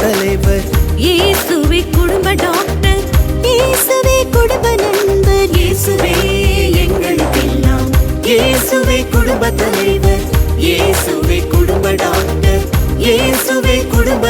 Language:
Tamil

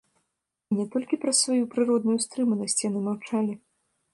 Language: Belarusian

